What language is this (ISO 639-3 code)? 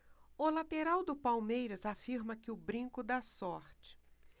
por